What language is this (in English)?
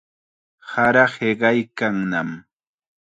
Chiquián Ancash Quechua